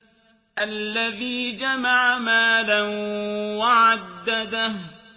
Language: Arabic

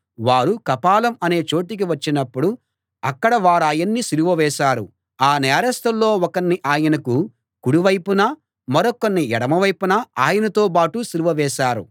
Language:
Telugu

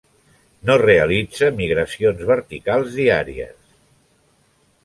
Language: Catalan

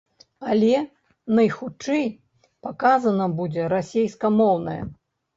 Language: Belarusian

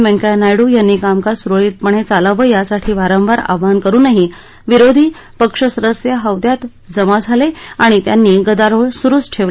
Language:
Marathi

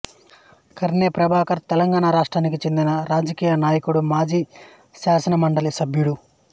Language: Telugu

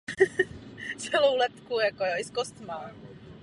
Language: Czech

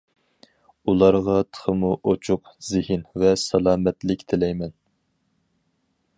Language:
Uyghur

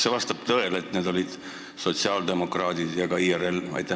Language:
Estonian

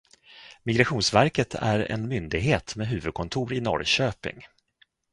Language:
Swedish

